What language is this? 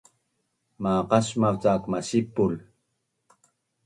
Bunun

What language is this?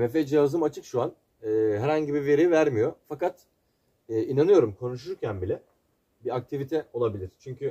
Turkish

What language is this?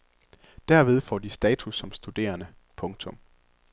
Danish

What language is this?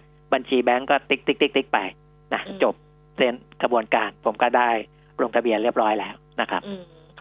Thai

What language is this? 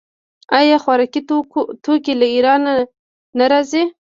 Pashto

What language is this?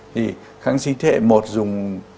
Vietnamese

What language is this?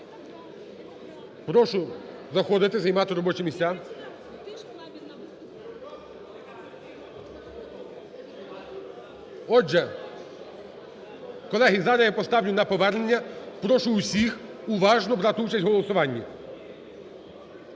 Ukrainian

